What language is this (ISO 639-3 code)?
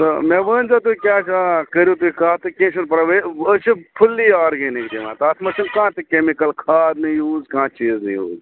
kas